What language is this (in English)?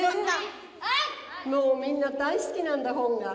Japanese